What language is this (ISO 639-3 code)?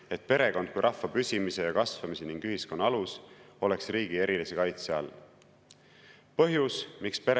est